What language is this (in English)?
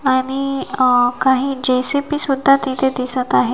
Marathi